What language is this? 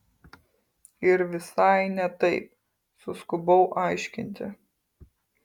Lithuanian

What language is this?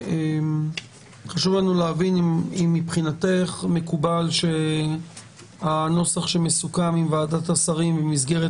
Hebrew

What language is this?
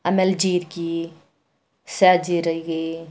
Kannada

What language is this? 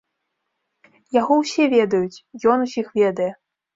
Belarusian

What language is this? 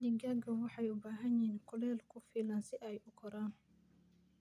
Somali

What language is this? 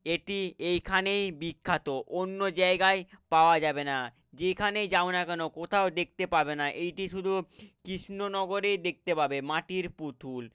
Bangla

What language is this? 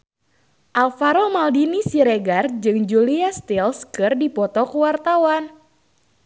Sundanese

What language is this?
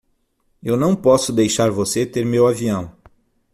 Portuguese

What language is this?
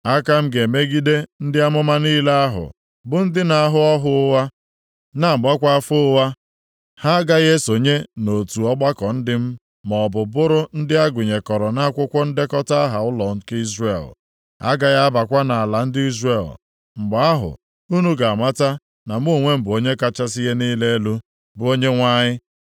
Igbo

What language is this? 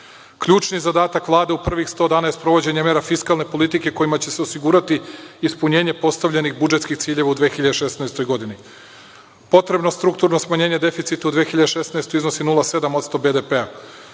Serbian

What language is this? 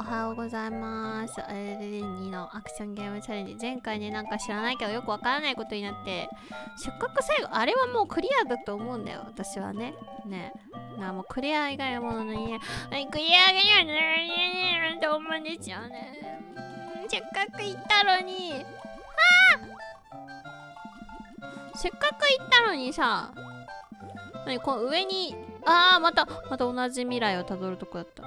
Japanese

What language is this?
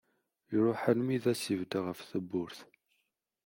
Kabyle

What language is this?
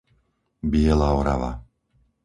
Slovak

